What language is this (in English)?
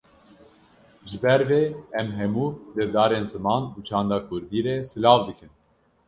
Kurdish